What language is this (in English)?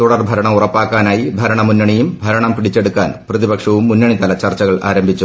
Malayalam